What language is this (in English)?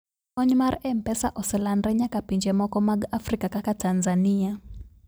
Luo (Kenya and Tanzania)